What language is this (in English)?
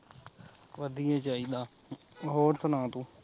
Punjabi